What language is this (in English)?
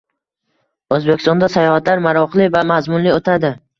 Uzbek